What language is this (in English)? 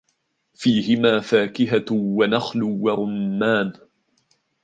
Arabic